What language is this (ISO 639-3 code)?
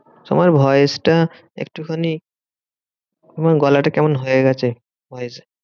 ben